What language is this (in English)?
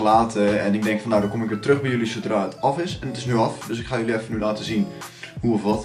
Dutch